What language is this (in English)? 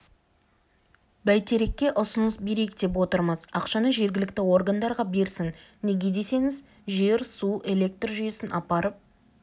Kazakh